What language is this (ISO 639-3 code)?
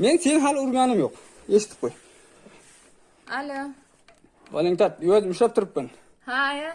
uzb